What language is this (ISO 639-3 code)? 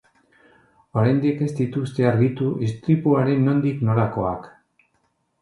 eus